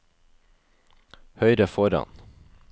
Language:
Norwegian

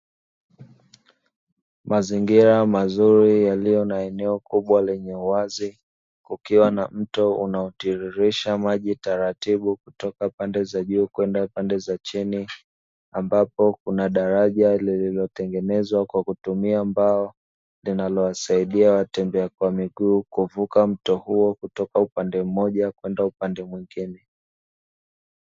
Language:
Swahili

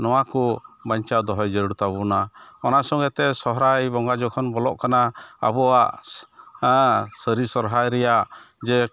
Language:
Santali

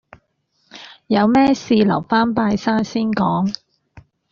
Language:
Cantonese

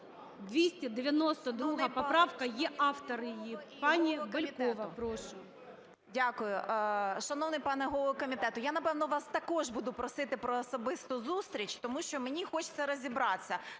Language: Ukrainian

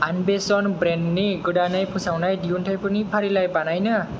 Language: Bodo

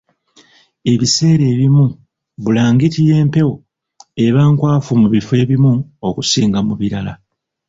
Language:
Ganda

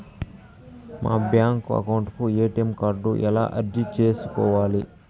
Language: Telugu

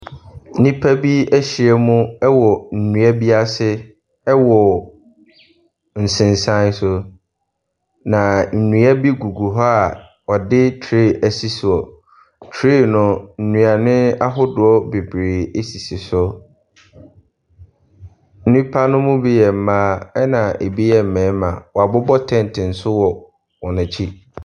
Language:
Akan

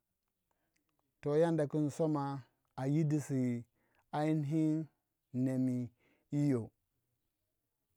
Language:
Waja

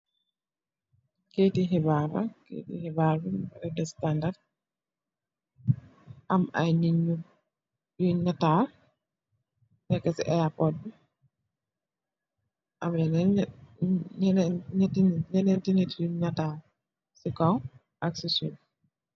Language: Wolof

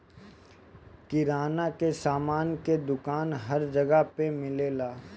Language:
Bhojpuri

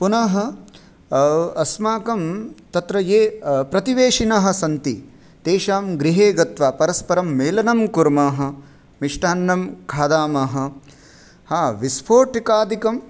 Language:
Sanskrit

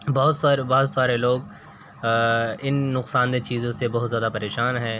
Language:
Urdu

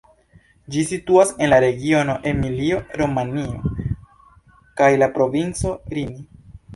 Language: Esperanto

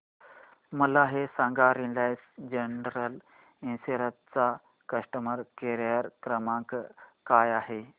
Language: Marathi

